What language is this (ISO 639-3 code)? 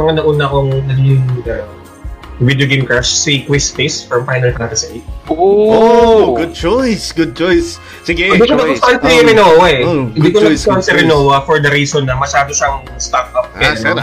fil